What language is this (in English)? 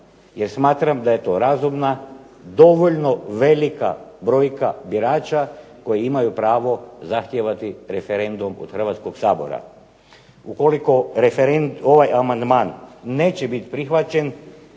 Croatian